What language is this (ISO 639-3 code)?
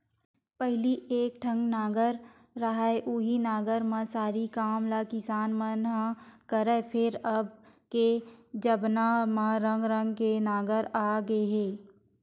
hne